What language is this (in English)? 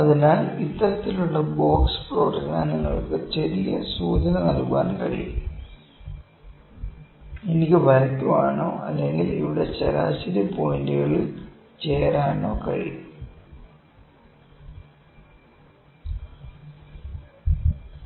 Malayalam